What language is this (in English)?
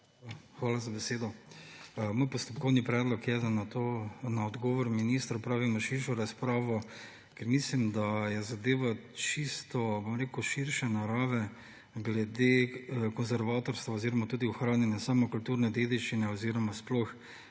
Slovenian